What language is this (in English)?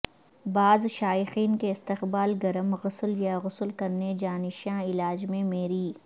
Urdu